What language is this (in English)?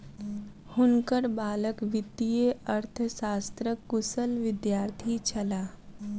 Maithili